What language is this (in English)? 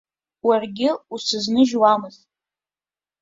Abkhazian